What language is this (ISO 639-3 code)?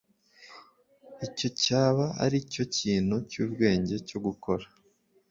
kin